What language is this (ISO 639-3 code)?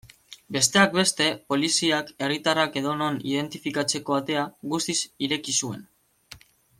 eus